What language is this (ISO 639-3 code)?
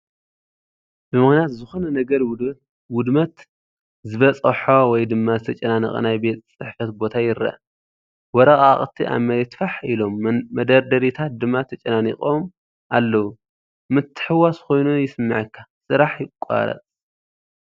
tir